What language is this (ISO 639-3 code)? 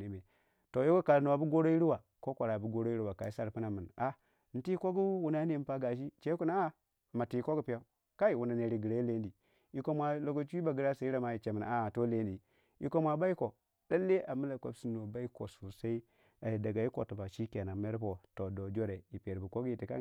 wja